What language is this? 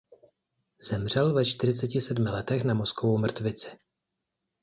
Czech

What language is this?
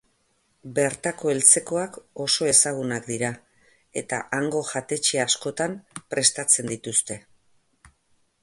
Basque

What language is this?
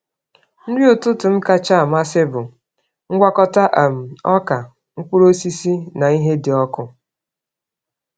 Igbo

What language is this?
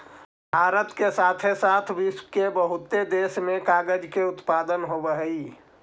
Magahi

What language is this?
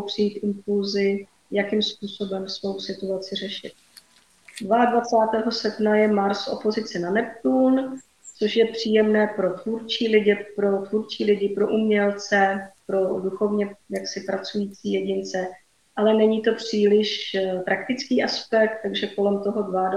Czech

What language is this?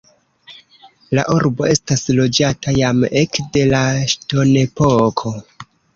Esperanto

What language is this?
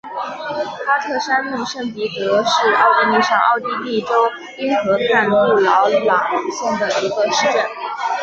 Chinese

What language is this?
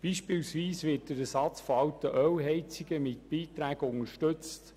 Swiss German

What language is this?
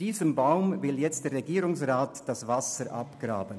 Swiss German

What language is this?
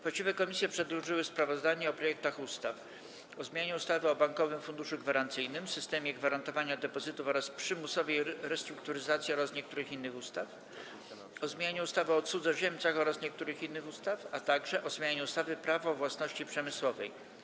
Polish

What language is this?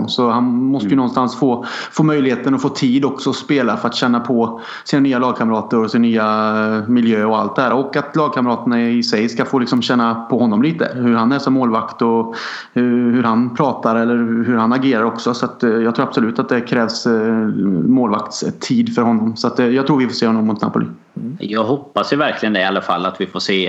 Swedish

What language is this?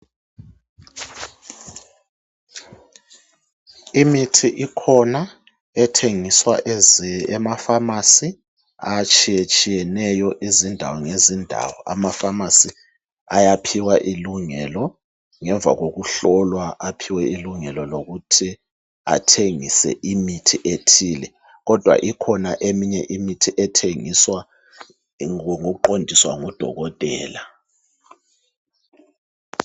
North Ndebele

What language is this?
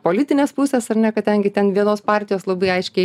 Lithuanian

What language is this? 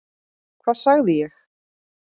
Icelandic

